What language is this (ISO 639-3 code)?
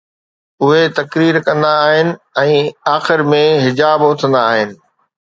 snd